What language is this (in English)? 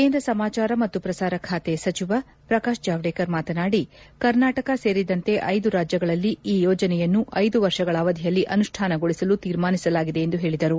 Kannada